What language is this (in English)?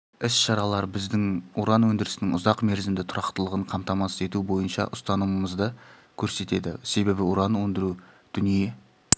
Kazakh